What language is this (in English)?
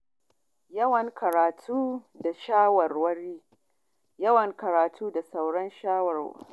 Hausa